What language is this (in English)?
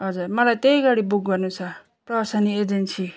Nepali